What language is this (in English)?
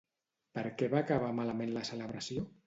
Catalan